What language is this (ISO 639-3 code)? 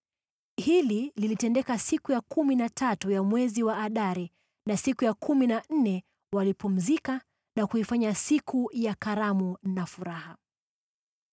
swa